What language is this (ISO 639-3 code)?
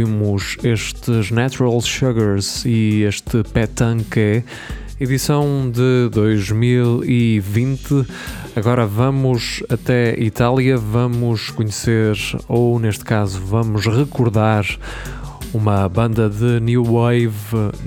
por